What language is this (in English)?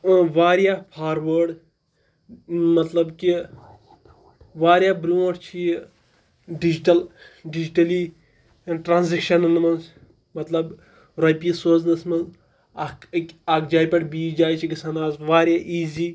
Kashmiri